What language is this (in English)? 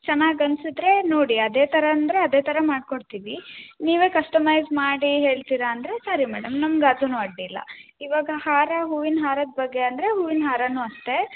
Kannada